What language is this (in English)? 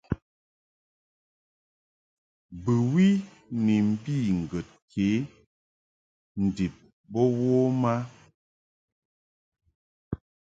Mungaka